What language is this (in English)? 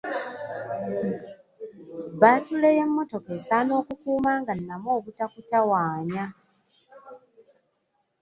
Ganda